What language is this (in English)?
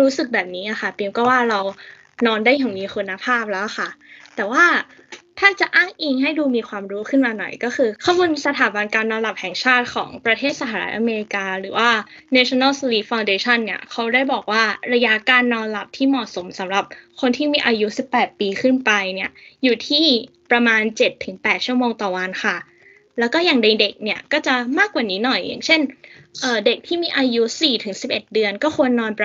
Thai